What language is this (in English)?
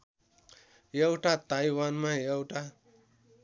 Nepali